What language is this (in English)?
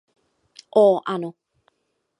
Czech